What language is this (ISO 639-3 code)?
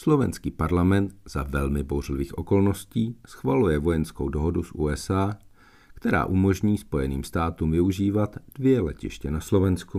ces